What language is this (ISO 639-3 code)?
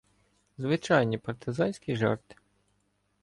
ukr